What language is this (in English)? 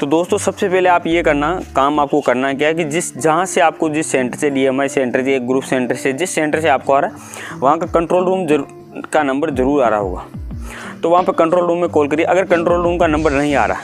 Hindi